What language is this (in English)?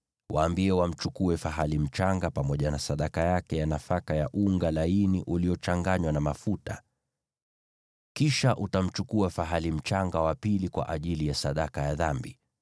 Swahili